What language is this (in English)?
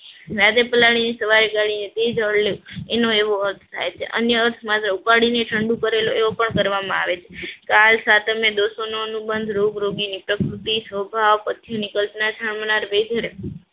Gujarati